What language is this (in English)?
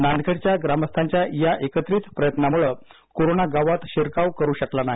Marathi